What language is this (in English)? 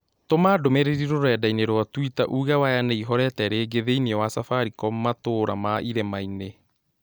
Kikuyu